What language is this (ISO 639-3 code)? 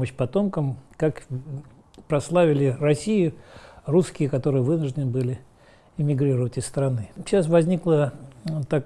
rus